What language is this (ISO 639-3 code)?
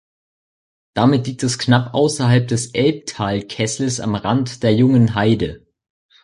deu